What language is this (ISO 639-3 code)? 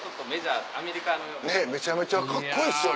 jpn